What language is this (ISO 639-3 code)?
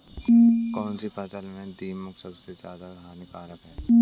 hin